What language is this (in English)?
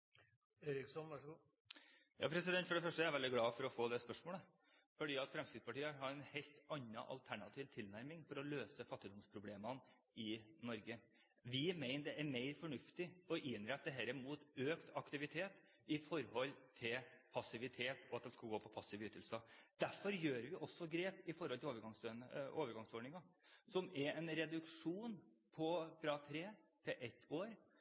Norwegian Bokmål